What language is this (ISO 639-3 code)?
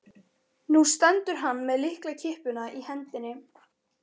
isl